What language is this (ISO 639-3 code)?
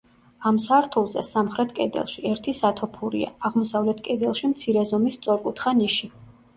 kat